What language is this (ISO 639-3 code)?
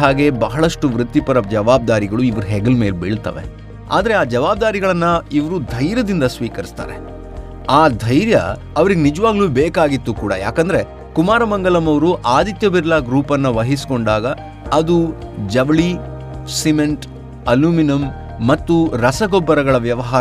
kan